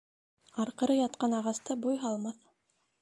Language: Bashkir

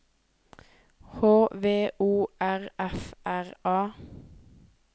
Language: Norwegian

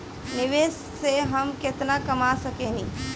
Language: Bhojpuri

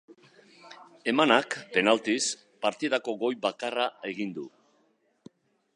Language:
Basque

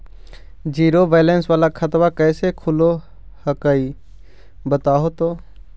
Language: Magahi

